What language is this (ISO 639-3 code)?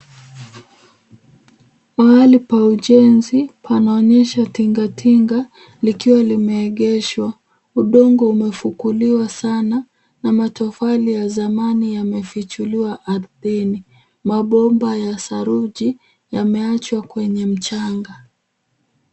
swa